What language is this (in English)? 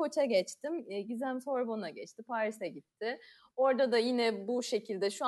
Turkish